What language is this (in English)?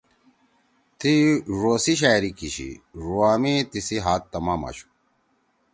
Torwali